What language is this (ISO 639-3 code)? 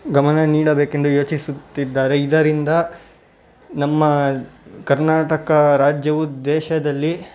kan